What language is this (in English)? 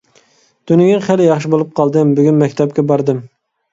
Uyghur